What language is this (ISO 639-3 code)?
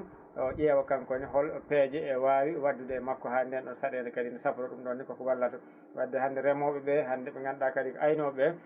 ful